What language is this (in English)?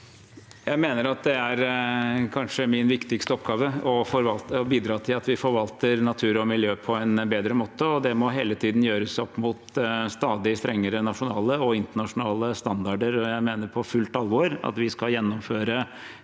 Norwegian